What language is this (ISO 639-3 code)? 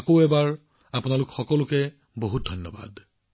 asm